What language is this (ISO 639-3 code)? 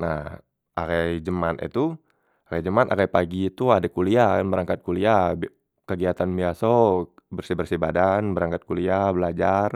mui